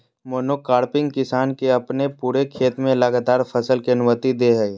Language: Magahi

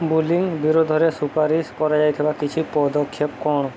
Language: Odia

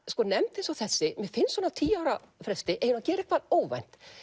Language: Icelandic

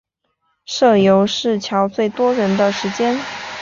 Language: Chinese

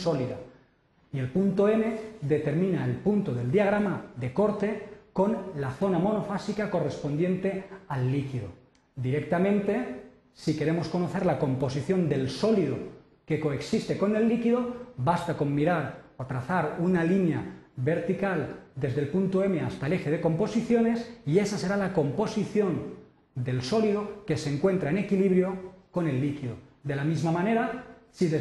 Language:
Spanish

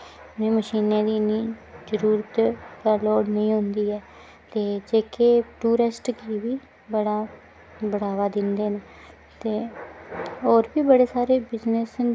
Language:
Dogri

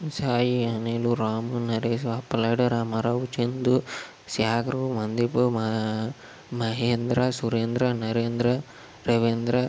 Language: Telugu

